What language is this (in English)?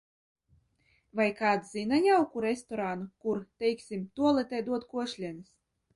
Latvian